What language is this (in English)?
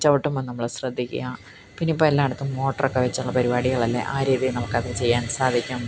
Malayalam